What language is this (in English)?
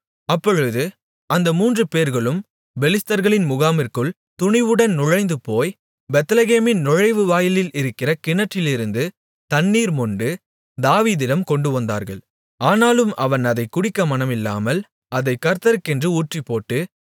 Tamil